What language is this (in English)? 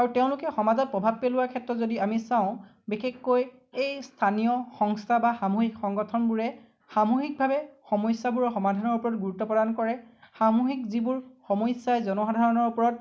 Assamese